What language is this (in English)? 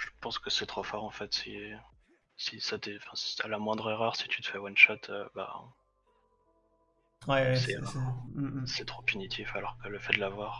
French